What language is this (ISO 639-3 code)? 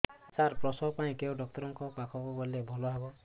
ori